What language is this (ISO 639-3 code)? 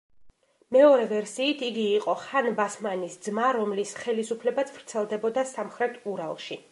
kat